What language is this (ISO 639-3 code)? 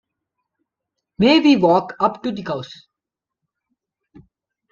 eng